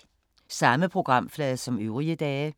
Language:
Danish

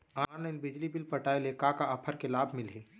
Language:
Chhattisgarhi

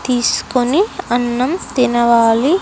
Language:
Telugu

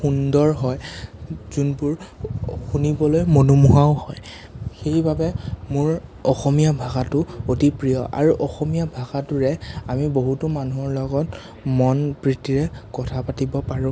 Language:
Assamese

